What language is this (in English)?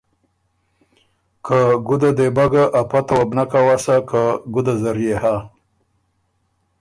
Ormuri